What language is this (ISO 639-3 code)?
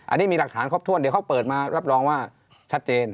tha